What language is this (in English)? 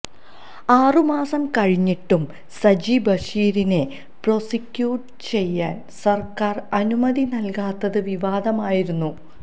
Malayalam